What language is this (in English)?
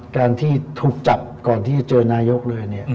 Thai